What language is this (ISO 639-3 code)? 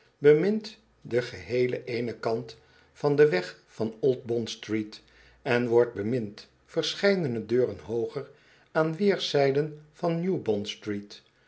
nld